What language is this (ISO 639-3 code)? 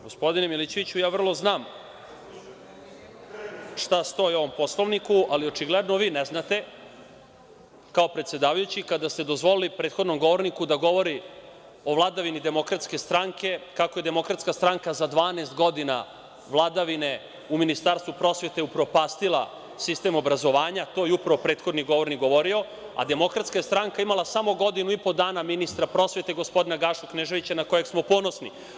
srp